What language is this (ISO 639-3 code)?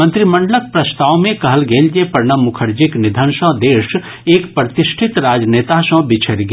mai